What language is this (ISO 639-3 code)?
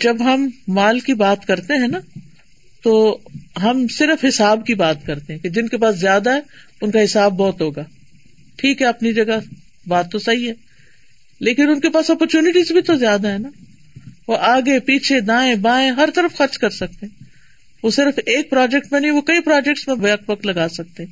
urd